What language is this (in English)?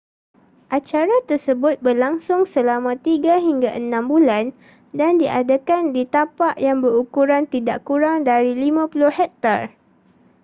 Malay